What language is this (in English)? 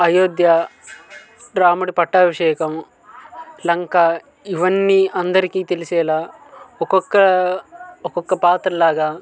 Telugu